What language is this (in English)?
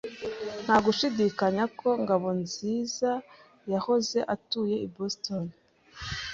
Kinyarwanda